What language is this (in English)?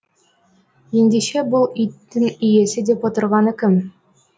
Kazakh